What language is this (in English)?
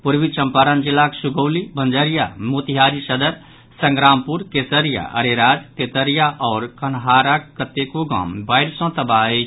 Maithili